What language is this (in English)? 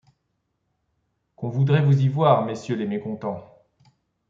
French